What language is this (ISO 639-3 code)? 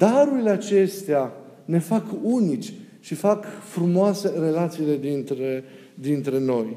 ron